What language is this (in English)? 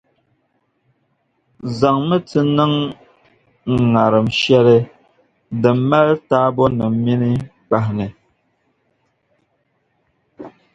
Dagbani